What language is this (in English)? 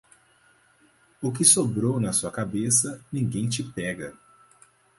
Portuguese